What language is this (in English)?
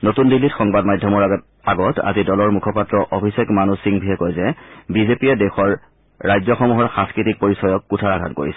Assamese